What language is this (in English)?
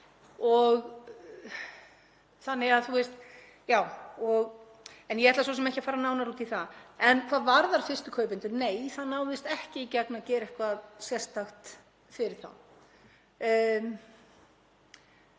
Icelandic